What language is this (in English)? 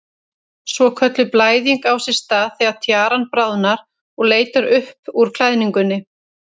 Icelandic